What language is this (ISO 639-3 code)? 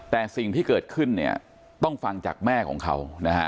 tha